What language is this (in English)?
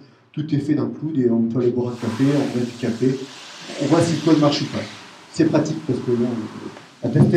French